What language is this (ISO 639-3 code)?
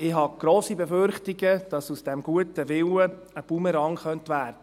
gsw